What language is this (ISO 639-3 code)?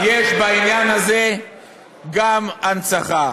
heb